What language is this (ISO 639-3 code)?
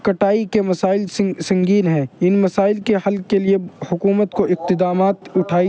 urd